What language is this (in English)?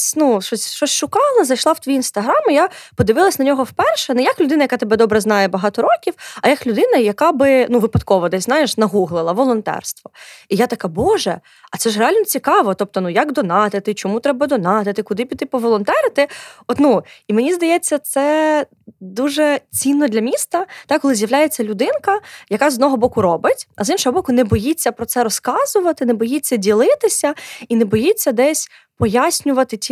Ukrainian